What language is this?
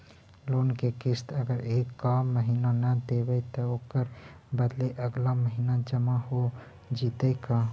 Magahi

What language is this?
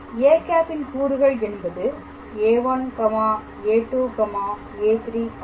Tamil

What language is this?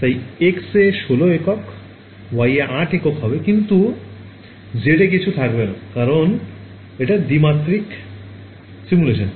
Bangla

